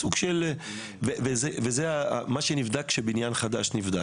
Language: Hebrew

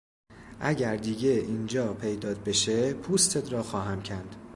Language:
Persian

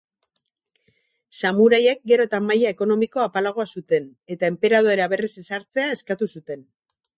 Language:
Basque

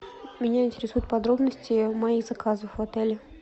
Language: Russian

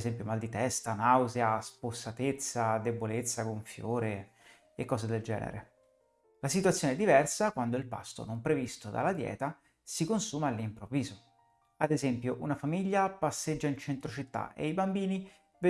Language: Italian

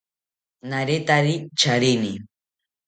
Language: South Ucayali Ashéninka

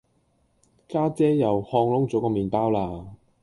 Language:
Cantonese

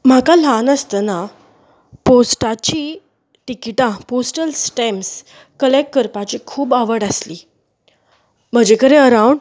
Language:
Konkani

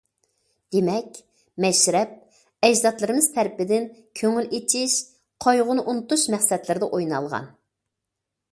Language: Uyghur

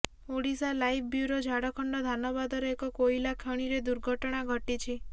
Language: Odia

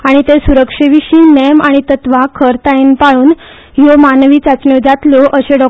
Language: Konkani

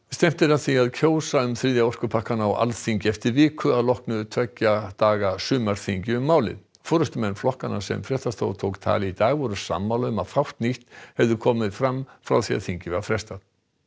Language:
Icelandic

